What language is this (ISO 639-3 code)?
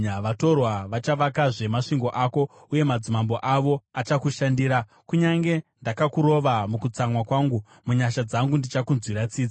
sna